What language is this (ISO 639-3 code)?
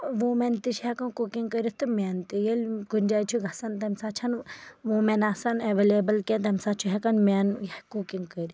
kas